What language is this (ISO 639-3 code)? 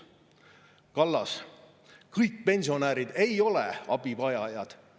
est